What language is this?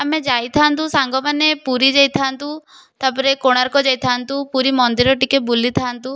Odia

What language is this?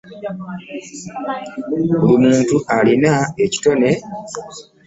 Ganda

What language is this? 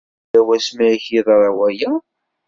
Kabyle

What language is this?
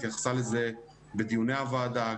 Hebrew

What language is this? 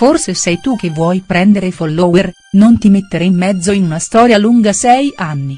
Italian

